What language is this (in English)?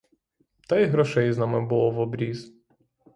Ukrainian